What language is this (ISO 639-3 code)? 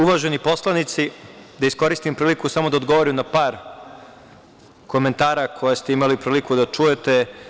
srp